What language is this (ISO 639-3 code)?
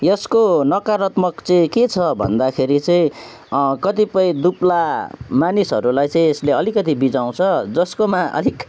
nep